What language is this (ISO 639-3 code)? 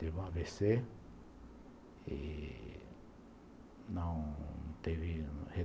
por